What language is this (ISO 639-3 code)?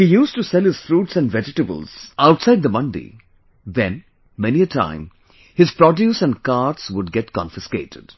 eng